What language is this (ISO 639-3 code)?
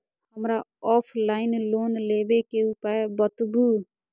mai